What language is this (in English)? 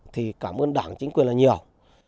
Vietnamese